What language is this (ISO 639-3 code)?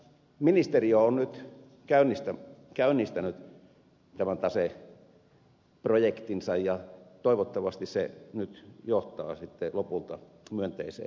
fin